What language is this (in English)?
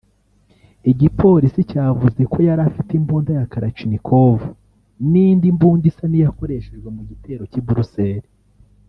Kinyarwanda